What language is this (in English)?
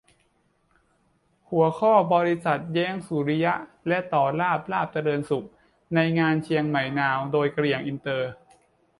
Thai